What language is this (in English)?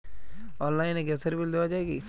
Bangla